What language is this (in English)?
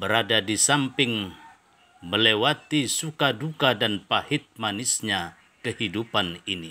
Indonesian